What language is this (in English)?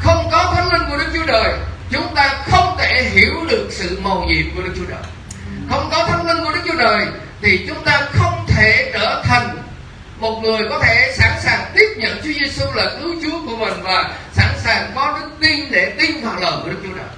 Vietnamese